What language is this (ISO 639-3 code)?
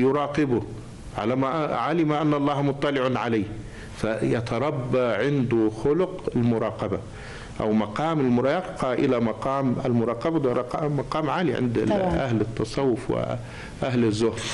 ara